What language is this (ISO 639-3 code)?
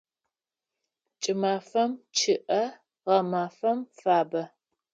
ady